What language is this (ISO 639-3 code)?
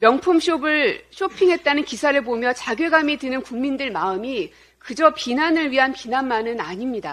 kor